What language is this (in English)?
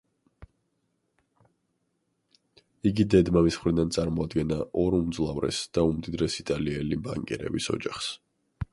Georgian